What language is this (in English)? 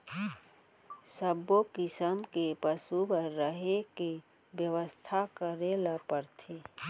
Chhattisgarhi